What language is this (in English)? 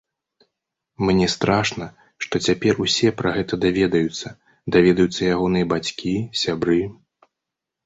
Belarusian